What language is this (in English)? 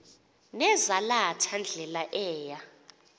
Xhosa